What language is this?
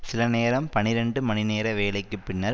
Tamil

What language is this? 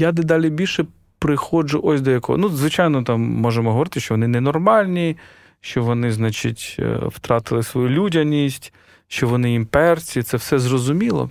Ukrainian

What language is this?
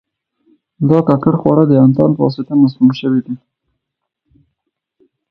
Pashto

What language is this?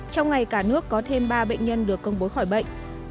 Vietnamese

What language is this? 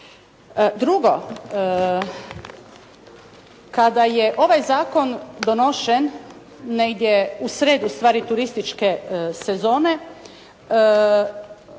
Croatian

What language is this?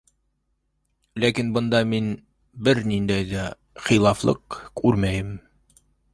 Bashkir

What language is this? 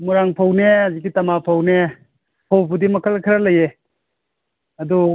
Manipuri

